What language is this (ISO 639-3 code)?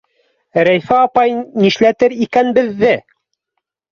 bak